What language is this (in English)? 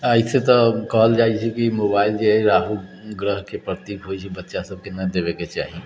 Maithili